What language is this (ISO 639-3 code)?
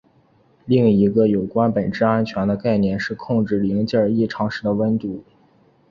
zho